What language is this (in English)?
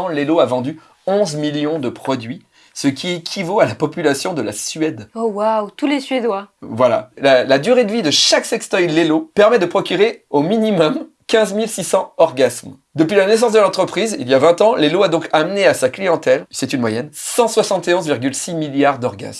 French